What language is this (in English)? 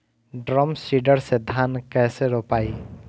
Bhojpuri